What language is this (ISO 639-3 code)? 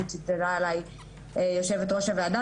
heb